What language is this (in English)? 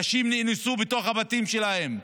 Hebrew